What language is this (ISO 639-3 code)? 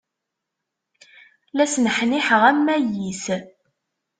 kab